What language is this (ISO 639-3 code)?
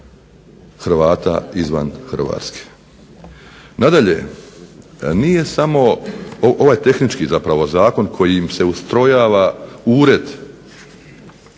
hrv